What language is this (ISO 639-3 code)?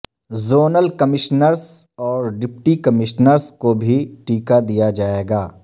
urd